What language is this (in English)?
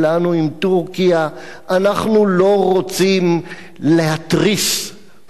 Hebrew